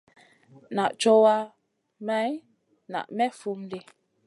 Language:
Masana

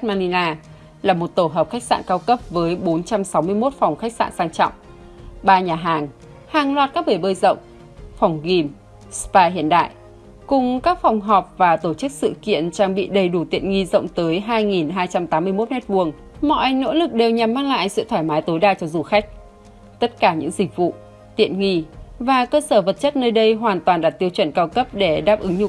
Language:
Vietnamese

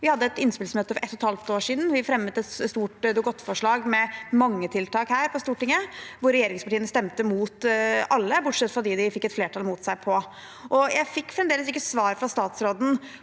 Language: Norwegian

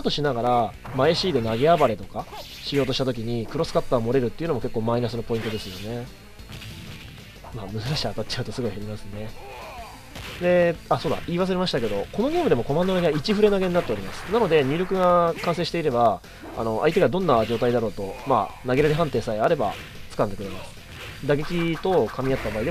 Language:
Japanese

